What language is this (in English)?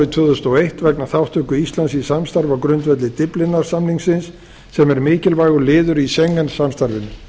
Icelandic